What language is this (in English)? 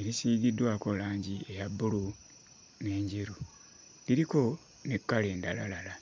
Ganda